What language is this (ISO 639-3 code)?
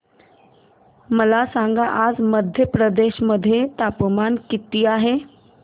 mar